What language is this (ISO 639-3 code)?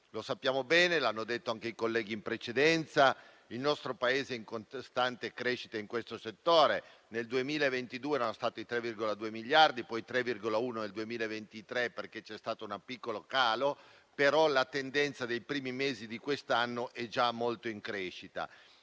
ita